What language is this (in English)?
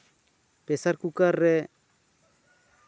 Santali